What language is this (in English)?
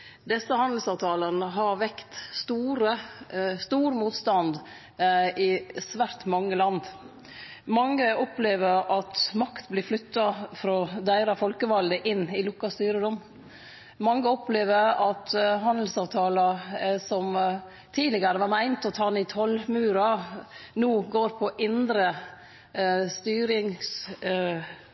Norwegian Nynorsk